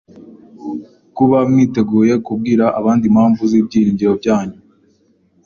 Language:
Kinyarwanda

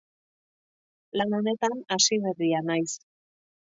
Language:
Basque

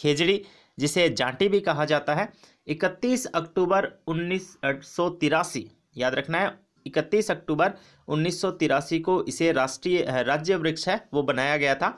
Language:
Hindi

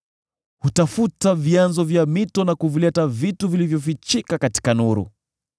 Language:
Swahili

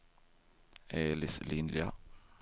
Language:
Swedish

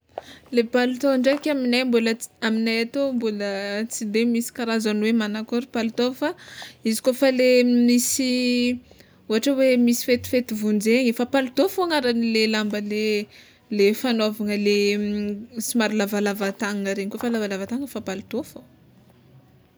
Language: Tsimihety Malagasy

